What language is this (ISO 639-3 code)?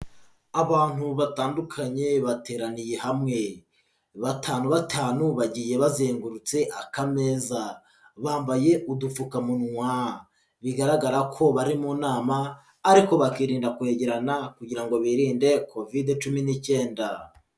kin